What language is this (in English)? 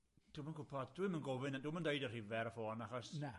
Welsh